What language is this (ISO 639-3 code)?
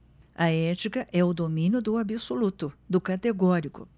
por